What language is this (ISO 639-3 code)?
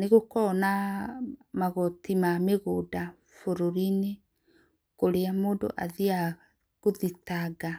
kik